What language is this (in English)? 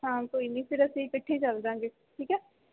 Punjabi